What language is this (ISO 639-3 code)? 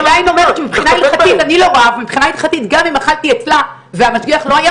heb